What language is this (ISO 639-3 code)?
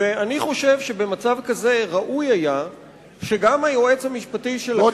heb